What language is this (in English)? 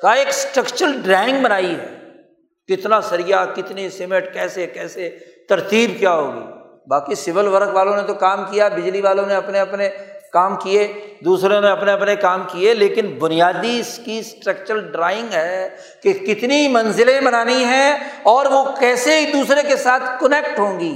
Urdu